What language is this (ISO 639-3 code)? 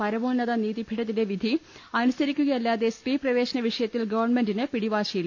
mal